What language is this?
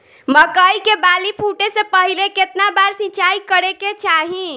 Bhojpuri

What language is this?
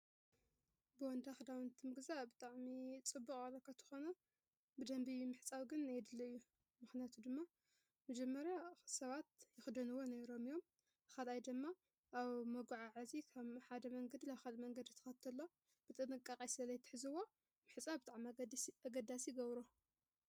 Tigrinya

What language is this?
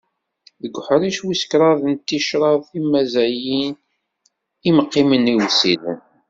Kabyle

